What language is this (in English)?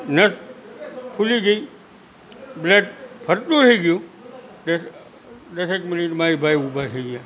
Gujarati